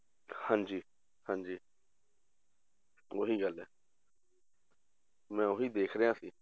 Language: Punjabi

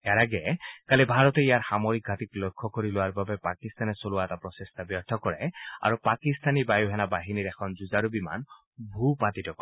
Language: Assamese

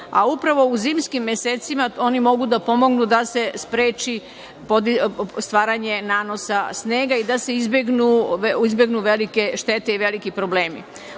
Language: Serbian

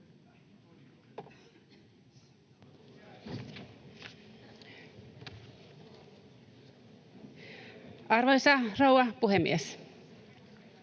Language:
Finnish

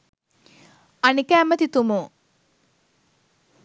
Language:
Sinhala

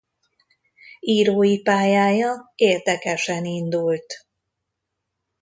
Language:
Hungarian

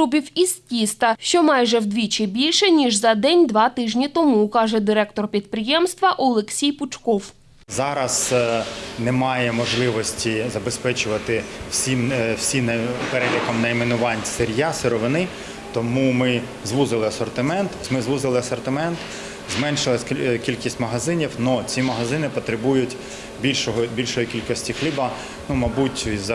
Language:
Ukrainian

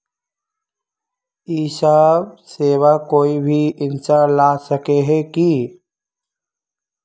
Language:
Magahi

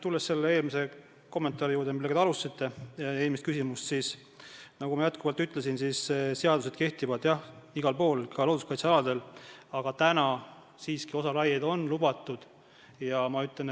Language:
Estonian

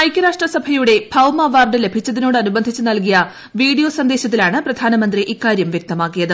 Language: Malayalam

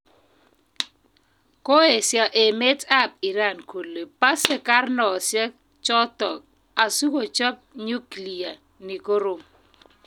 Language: Kalenjin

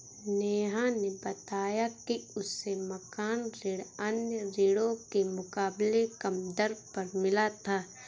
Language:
Hindi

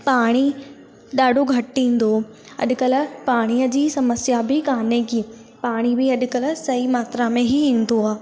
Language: Sindhi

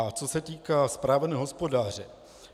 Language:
Czech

